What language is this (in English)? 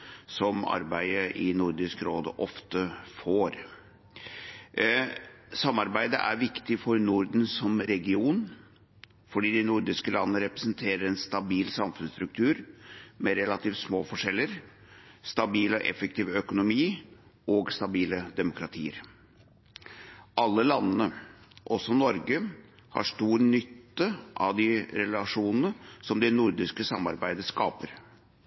Norwegian Bokmål